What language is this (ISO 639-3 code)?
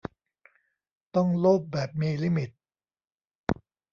tha